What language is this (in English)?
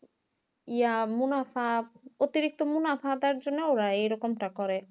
Bangla